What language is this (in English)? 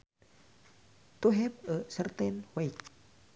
Sundanese